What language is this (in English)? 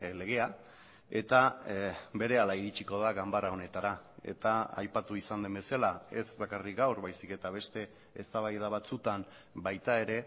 Basque